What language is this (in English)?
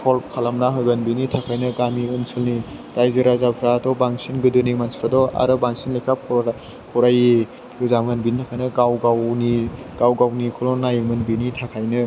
Bodo